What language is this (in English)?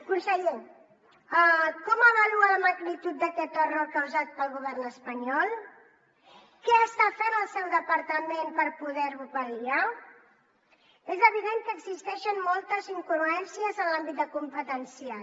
Catalan